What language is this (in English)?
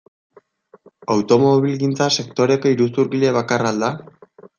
Basque